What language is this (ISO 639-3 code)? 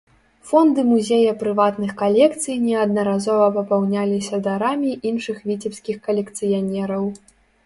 bel